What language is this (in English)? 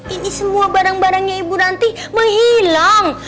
Indonesian